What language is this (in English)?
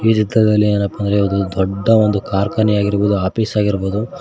Kannada